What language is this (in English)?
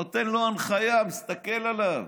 Hebrew